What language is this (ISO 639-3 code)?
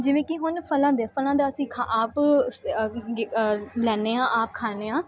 pan